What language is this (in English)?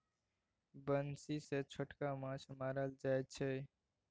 Maithili